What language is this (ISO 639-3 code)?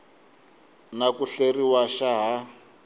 tso